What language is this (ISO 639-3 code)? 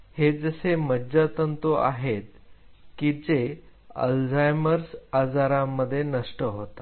mar